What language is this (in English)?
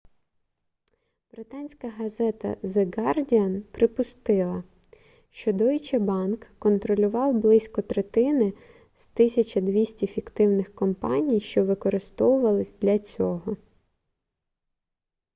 Ukrainian